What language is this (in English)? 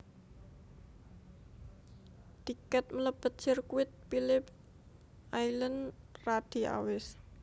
Javanese